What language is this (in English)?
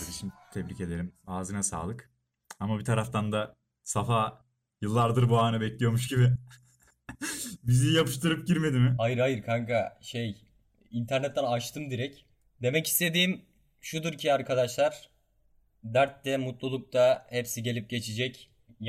Turkish